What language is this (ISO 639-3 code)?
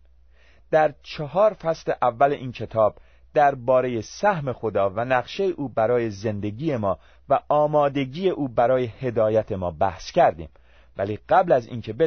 fas